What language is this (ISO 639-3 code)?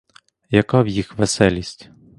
ukr